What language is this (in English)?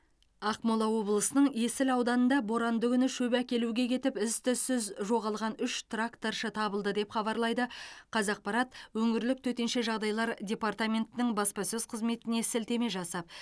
Kazakh